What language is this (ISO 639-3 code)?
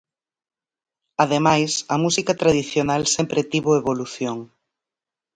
glg